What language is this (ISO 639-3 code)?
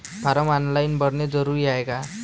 mar